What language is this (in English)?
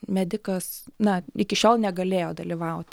Lithuanian